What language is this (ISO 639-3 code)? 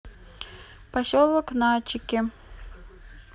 rus